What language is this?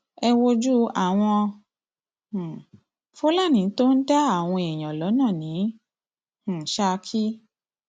Yoruba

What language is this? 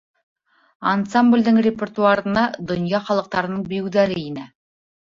Bashkir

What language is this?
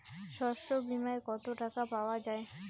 Bangla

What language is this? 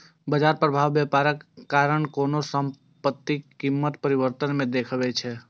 Maithili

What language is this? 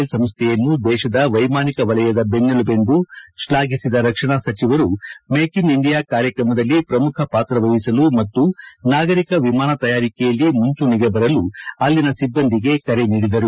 Kannada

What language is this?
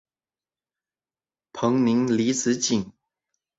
Chinese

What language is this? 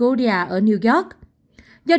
Vietnamese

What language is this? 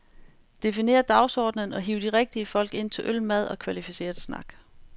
Danish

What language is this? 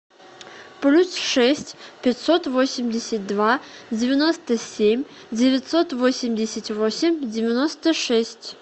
Russian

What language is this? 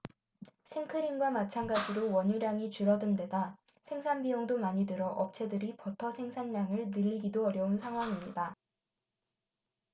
Korean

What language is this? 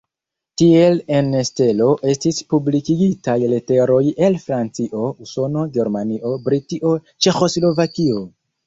Esperanto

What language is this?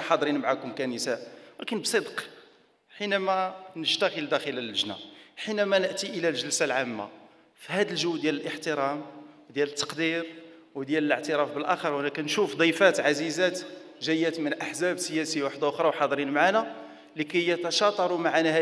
Arabic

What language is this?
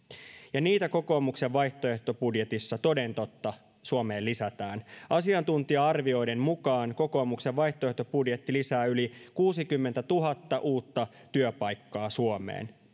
Finnish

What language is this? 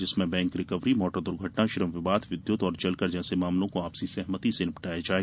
Hindi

